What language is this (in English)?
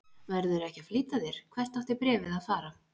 Icelandic